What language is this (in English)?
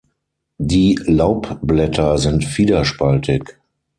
German